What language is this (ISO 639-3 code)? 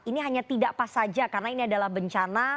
ind